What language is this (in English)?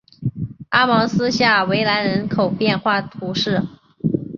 Chinese